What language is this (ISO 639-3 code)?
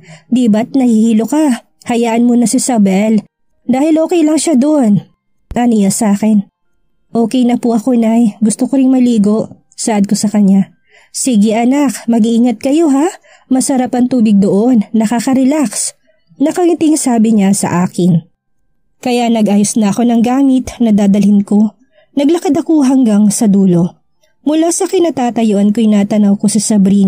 fil